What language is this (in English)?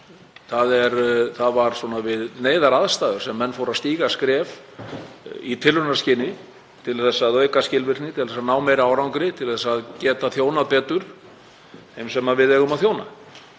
Icelandic